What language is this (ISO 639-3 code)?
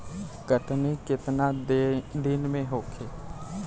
bho